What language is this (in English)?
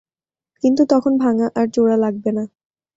Bangla